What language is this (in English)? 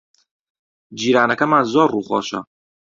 Central Kurdish